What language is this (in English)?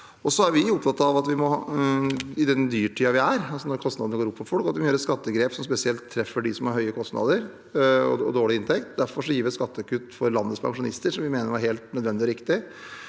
Norwegian